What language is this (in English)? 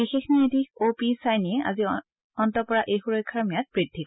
Assamese